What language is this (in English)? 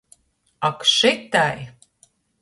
Latgalian